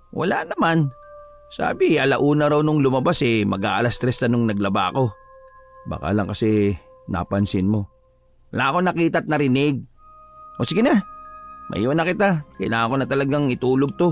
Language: Filipino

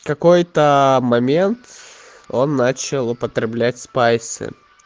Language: Russian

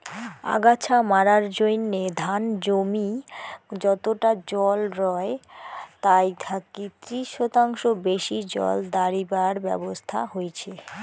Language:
Bangla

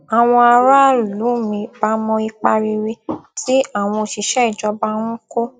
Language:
Yoruba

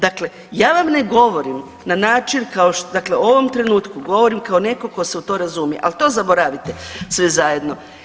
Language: Croatian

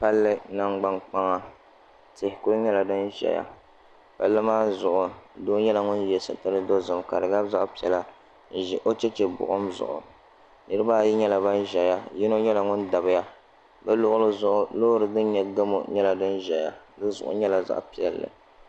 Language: Dagbani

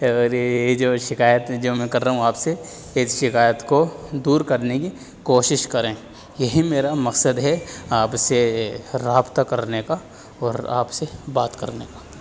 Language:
Urdu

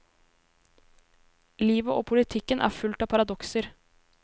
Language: Norwegian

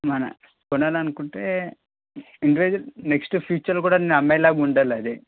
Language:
Telugu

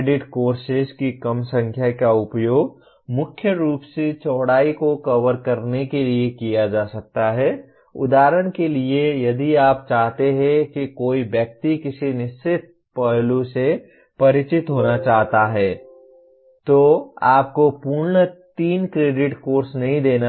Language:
Hindi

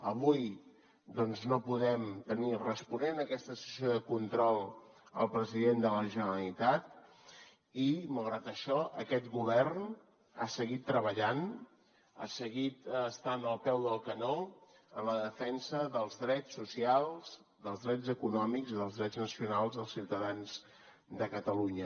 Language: Catalan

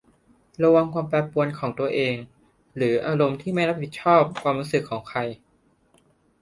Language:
Thai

